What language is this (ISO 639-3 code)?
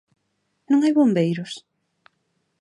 glg